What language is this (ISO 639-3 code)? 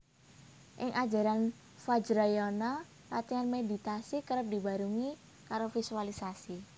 jav